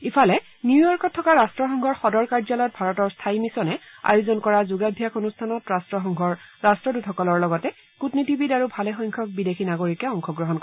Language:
Assamese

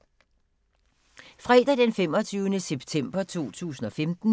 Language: Danish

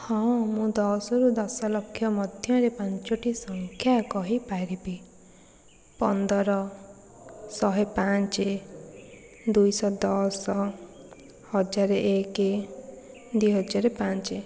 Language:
Odia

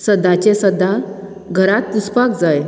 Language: Konkani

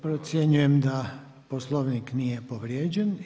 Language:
Croatian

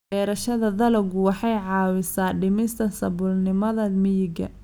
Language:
Somali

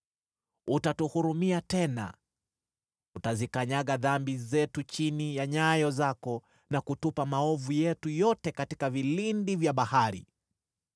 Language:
Swahili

